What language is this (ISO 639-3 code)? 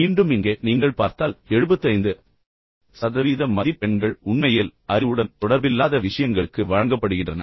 tam